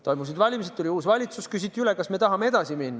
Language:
Estonian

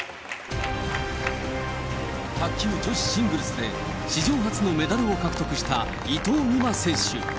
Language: Japanese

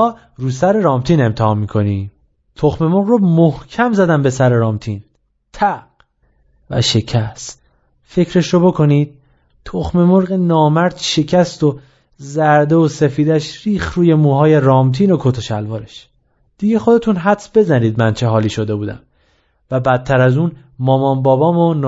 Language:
Persian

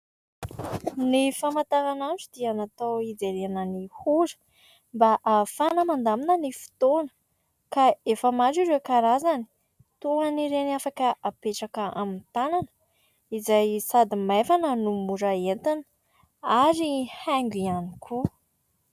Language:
Malagasy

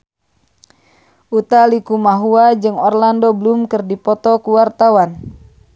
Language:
Sundanese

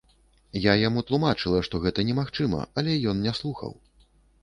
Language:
Belarusian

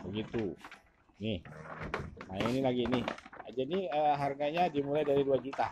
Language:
Indonesian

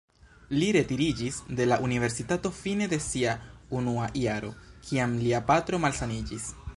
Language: Esperanto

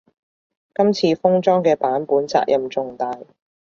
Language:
Cantonese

